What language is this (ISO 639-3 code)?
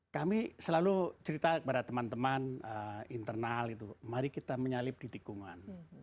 ind